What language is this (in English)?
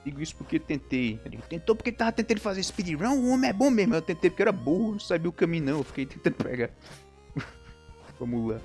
Portuguese